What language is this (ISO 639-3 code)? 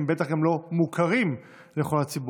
heb